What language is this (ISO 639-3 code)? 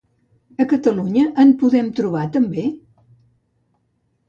cat